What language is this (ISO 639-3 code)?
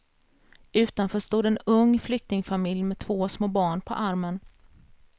swe